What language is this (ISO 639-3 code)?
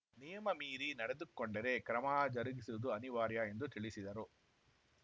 kan